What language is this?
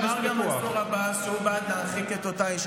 Hebrew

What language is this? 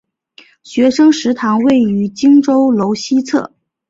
Chinese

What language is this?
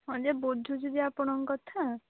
Odia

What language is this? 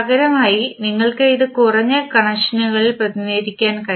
Malayalam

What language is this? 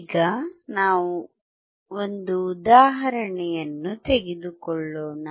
Kannada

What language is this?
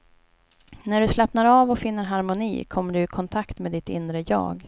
Swedish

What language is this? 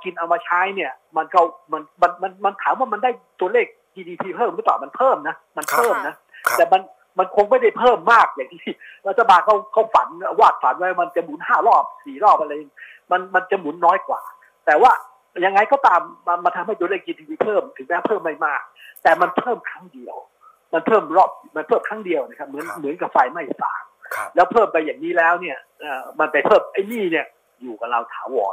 Thai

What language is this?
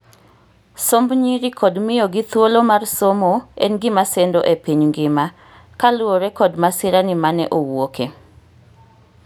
Luo (Kenya and Tanzania)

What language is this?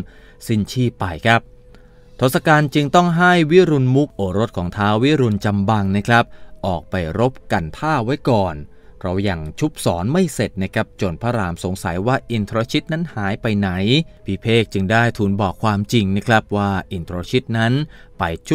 Thai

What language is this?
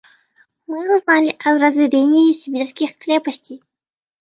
Russian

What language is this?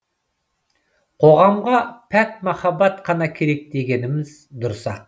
Kazakh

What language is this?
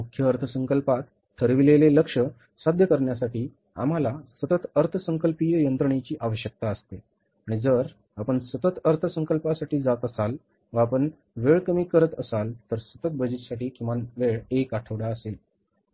Marathi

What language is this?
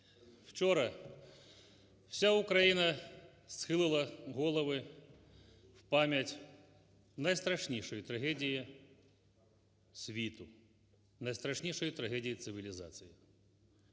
Ukrainian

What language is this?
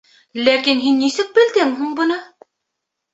Bashkir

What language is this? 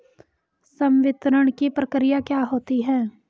Hindi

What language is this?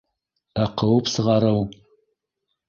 Bashkir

